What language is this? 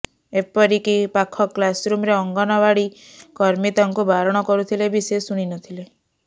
Odia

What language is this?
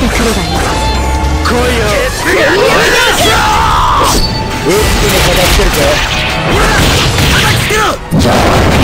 Japanese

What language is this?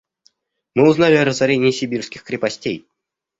Russian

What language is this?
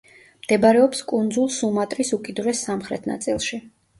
Georgian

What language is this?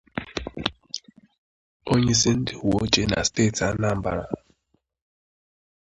Igbo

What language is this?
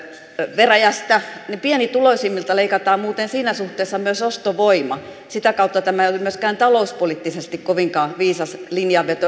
Finnish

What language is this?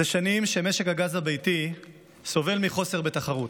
Hebrew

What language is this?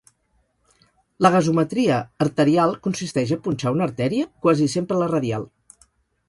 Catalan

